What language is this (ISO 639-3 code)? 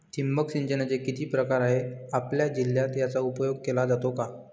mar